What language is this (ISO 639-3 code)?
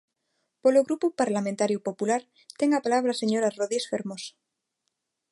glg